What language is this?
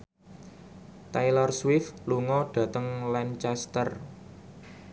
Javanese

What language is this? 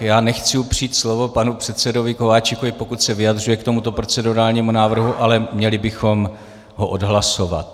Czech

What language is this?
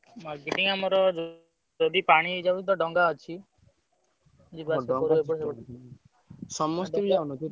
Odia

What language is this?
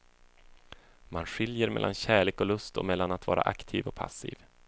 Swedish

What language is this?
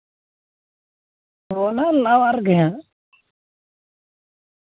Santali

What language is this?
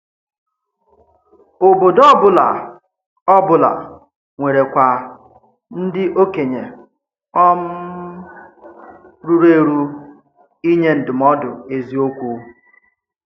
Igbo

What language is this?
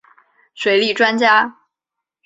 Chinese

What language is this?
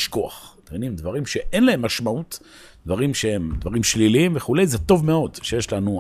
Hebrew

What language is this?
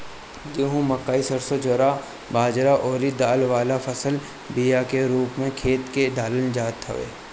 Bhojpuri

